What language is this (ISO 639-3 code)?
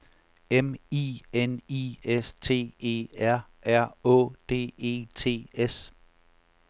dan